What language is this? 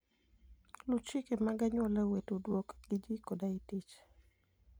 Luo (Kenya and Tanzania)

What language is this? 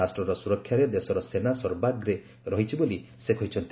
Odia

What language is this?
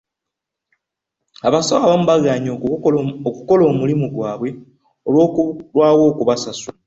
Ganda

